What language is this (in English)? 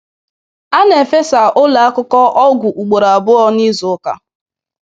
Igbo